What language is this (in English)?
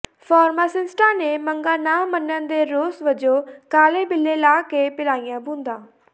Punjabi